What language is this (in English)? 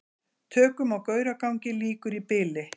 Icelandic